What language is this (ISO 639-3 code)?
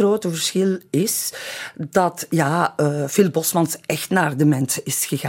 nld